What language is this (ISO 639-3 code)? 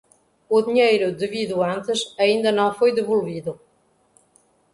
por